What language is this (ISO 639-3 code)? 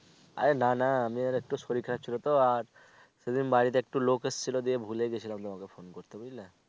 ben